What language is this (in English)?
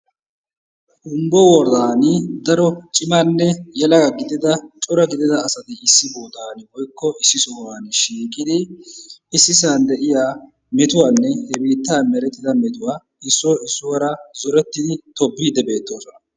Wolaytta